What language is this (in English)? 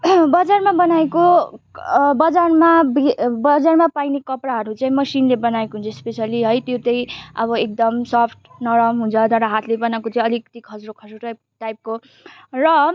Nepali